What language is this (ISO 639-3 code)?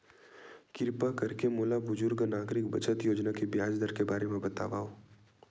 hne